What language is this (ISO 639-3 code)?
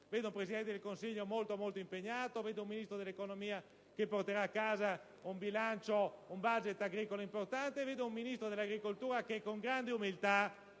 ita